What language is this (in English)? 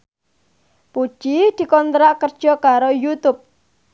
Javanese